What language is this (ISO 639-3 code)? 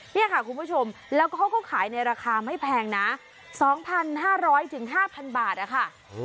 tha